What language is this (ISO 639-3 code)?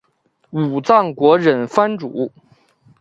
zho